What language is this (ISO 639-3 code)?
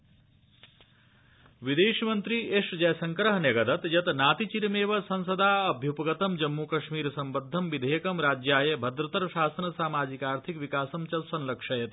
san